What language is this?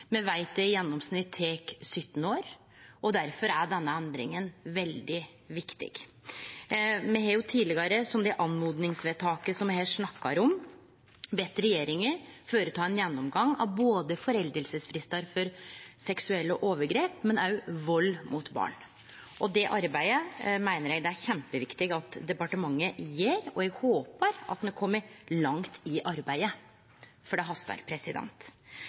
Norwegian Nynorsk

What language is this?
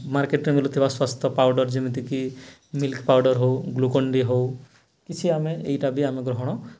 Odia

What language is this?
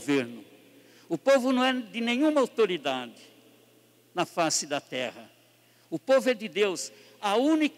Portuguese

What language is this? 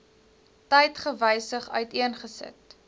Afrikaans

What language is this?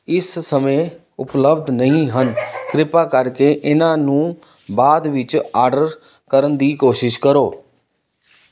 Punjabi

